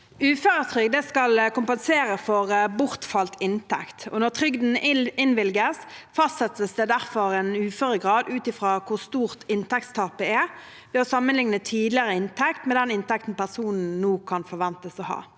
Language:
Norwegian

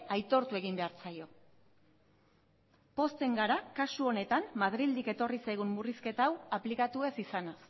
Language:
Basque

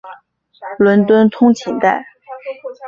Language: Chinese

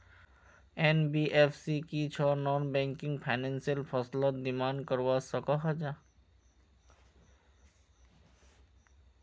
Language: Magahi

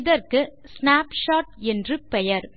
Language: Tamil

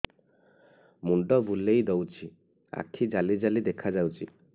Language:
Odia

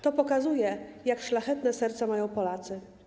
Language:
Polish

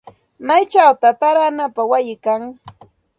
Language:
Santa Ana de Tusi Pasco Quechua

